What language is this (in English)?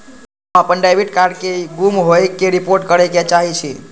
Maithili